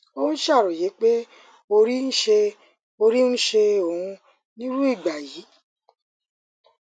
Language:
Yoruba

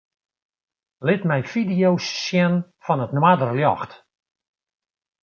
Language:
Western Frisian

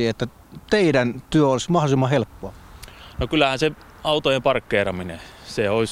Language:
Finnish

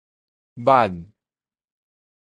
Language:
Min Nan Chinese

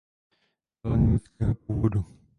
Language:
Czech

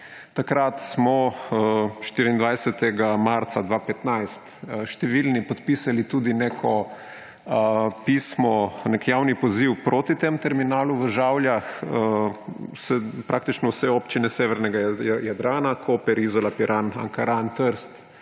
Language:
Slovenian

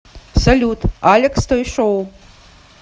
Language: Russian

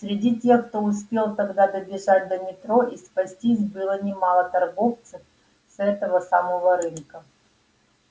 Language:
Russian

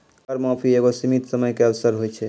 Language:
Maithili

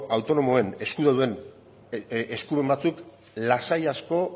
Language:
Basque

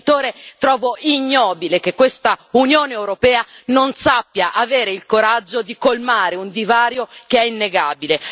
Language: Italian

